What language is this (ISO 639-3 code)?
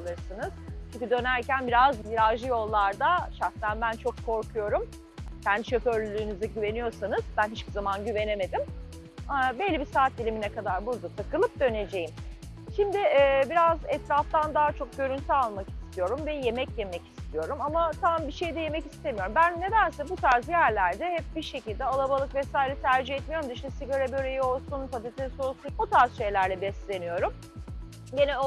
tur